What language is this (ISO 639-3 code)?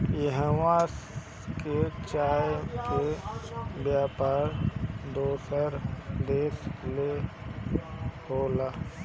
bho